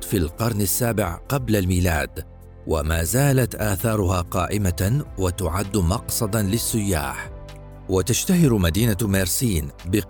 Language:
Arabic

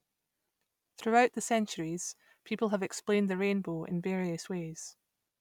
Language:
English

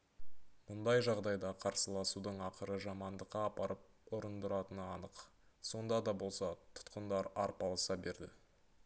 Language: Kazakh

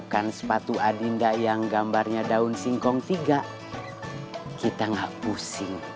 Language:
Indonesian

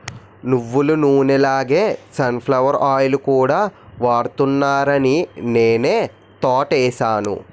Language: Telugu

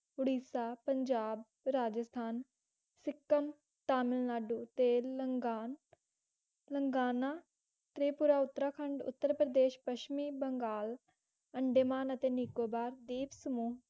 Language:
Punjabi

